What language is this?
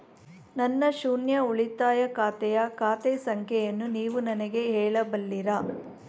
Kannada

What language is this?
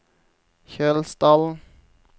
Norwegian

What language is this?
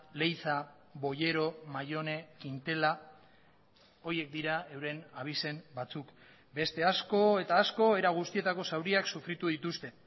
Basque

